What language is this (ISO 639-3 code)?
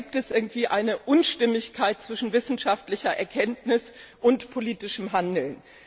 deu